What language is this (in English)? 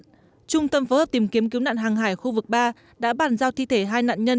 Vietnamese